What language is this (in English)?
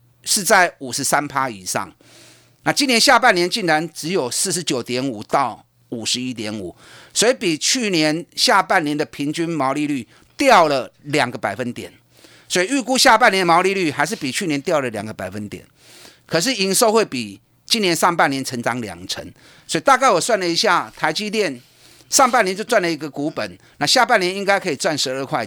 Chinese